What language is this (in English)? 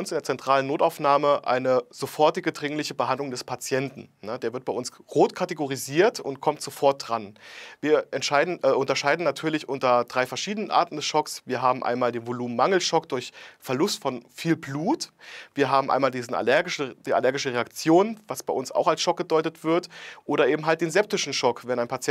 German